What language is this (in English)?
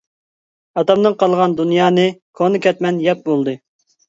Uyghur